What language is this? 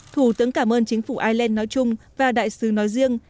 Vietnamese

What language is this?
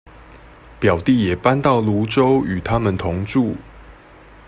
Chinese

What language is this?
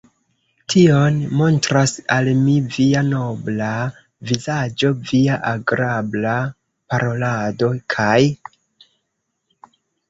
Esperanto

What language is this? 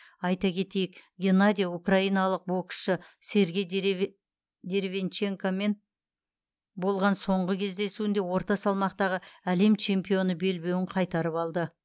Kazakh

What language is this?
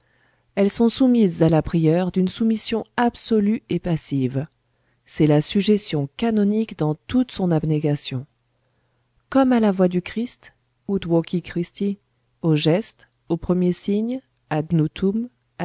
French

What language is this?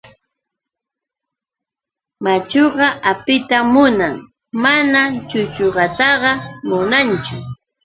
Yauyos Quechua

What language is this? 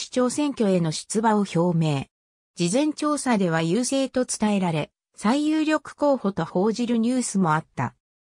Japanese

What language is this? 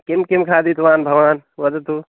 Sanskrit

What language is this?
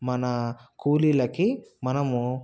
Telugu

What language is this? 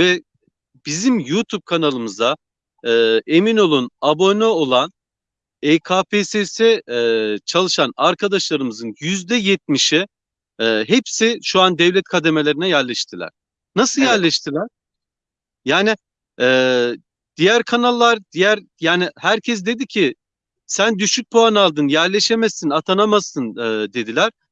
Turkish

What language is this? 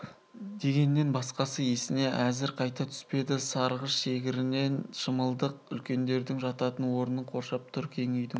Kazakh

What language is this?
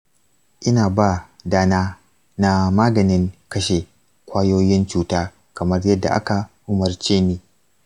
Hausa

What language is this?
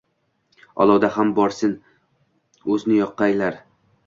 Uzbek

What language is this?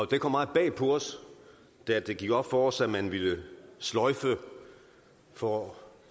Danish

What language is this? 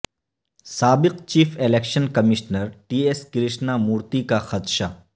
Urdu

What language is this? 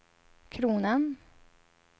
Swedish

